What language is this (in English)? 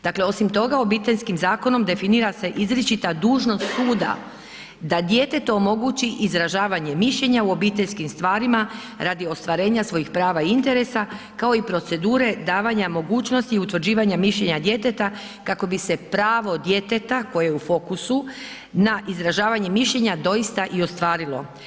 Croatian